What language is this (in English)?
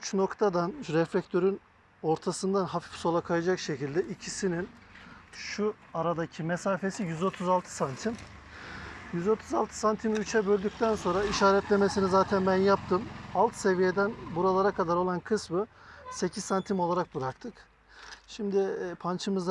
Turkish